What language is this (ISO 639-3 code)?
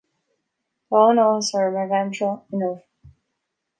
gle